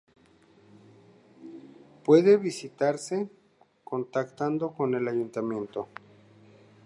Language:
Spanish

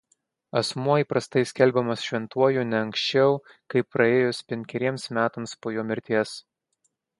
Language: Lithuanian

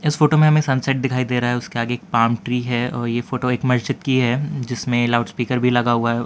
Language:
Hindi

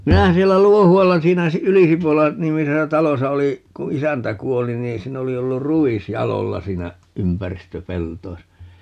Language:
Finnish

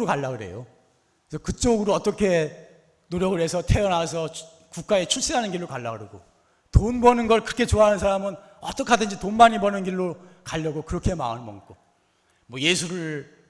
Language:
Korean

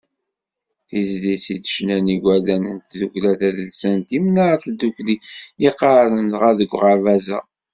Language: Kabyle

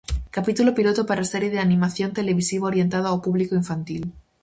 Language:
Galician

